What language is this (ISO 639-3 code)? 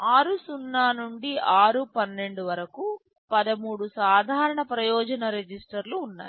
tel